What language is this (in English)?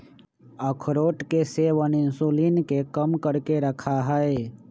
Magahi